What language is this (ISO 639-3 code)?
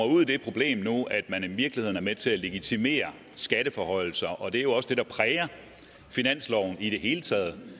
dan